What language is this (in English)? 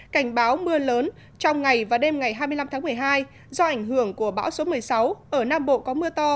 Vietnamese